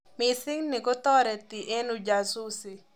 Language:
Kalenjin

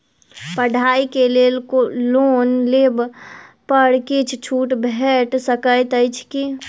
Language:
Maithili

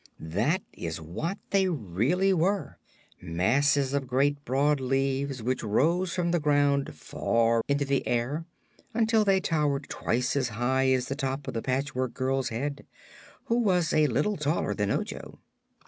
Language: English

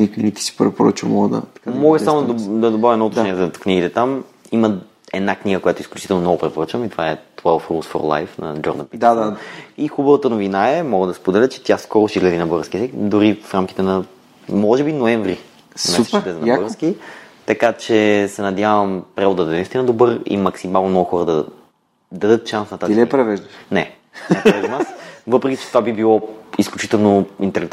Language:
Bulgarian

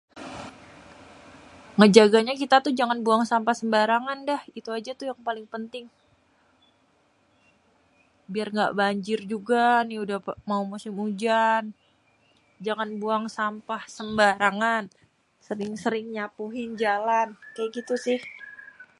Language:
Betawi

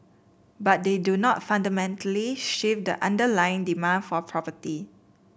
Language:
English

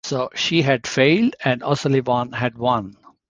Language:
English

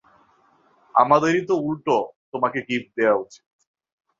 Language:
Bangla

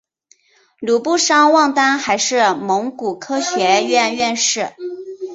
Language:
Chinese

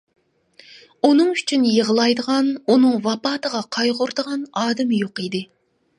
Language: Uyghur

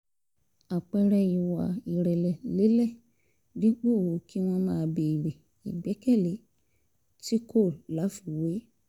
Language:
Yoruba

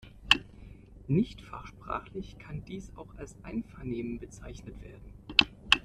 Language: German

